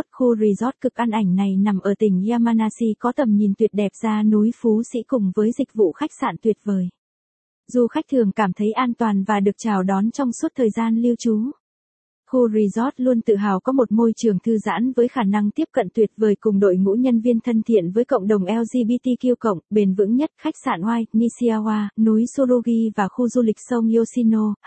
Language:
Vietnamese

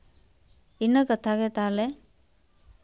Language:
Santali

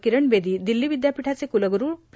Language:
Marathi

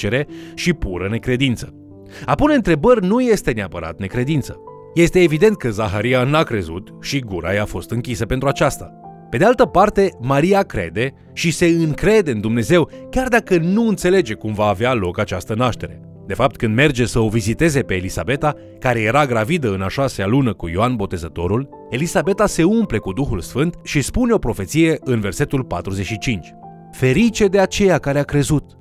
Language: Romanian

